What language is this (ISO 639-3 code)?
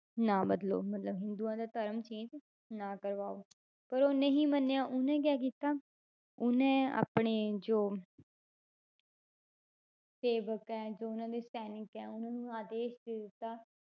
pan